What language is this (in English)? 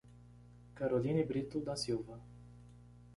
Portuguese